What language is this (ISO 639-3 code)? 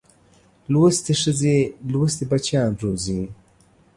pus